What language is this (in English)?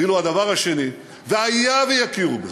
Hebrew